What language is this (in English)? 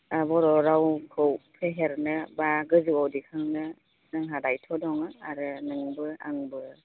Bodo